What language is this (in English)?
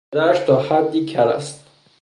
Persian